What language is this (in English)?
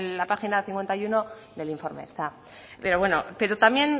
Spanish